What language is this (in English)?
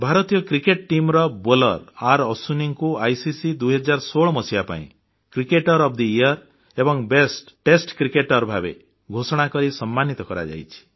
Odia